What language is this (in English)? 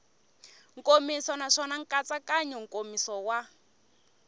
Tsonga